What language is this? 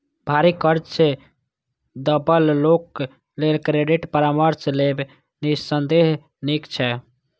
Maithili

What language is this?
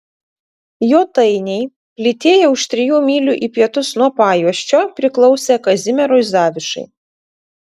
Lithuanian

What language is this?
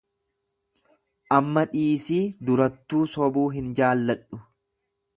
Oromo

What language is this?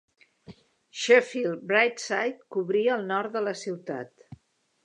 Catalan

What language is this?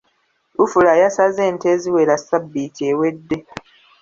Ganda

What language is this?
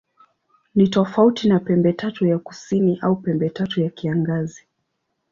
Swahili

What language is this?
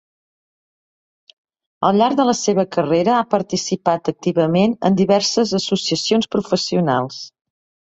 Catalan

